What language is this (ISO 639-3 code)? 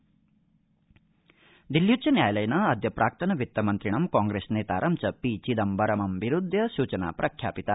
san